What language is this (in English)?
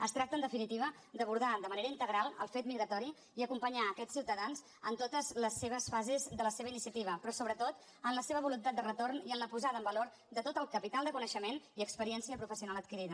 Catalan